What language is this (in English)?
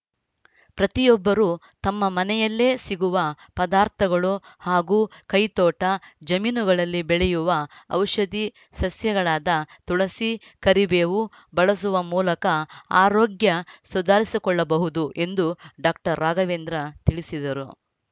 Kannada